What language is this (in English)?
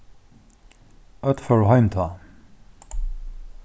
Faroese